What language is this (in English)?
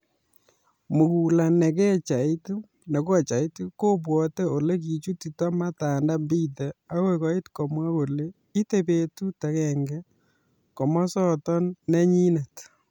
Kalenjin